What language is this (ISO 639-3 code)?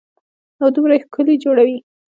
pus